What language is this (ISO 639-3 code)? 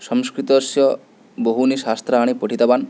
san